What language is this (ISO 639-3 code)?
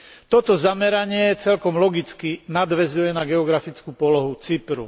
slk